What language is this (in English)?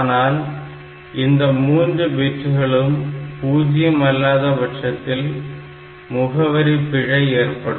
Tamil